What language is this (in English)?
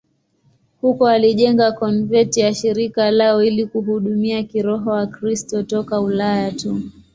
Swahili